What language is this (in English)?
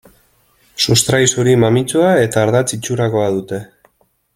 Basque